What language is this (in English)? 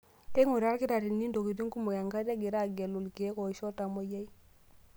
Masai